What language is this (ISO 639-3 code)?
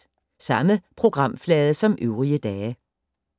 dan